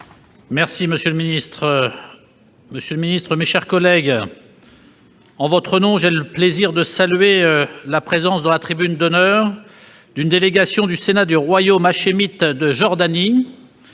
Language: French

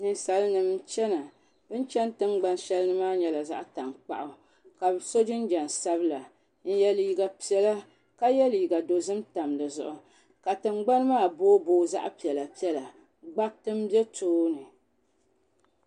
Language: Dagbani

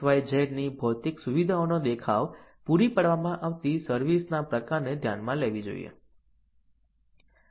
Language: Gujarati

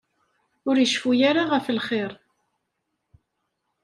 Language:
Kabyle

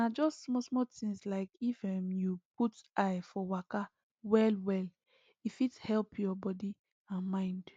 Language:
Nigerian Pidgin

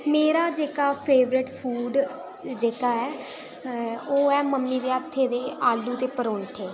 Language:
Dogri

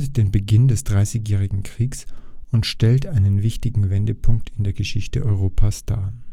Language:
German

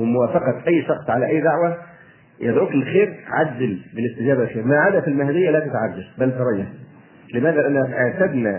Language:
Arabic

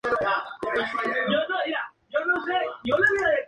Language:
Spanish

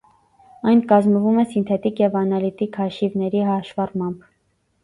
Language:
Armenian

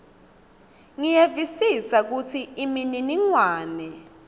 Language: Swati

